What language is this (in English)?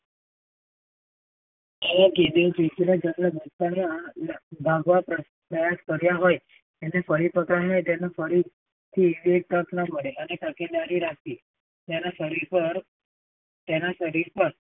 Gujarati